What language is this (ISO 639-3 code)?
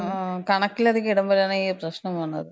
mal